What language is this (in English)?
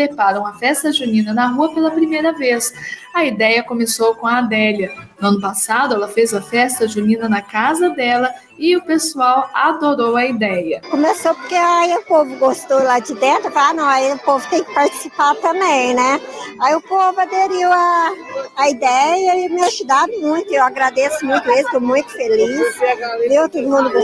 Portuguese